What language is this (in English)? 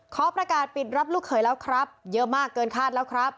Thai